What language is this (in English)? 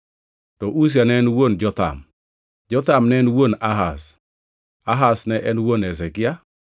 Luo (Kenya and Tanzania)